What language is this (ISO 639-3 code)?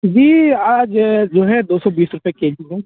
urd